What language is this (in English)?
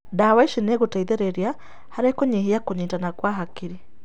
Kikuyu